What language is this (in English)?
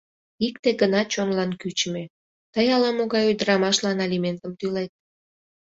Mari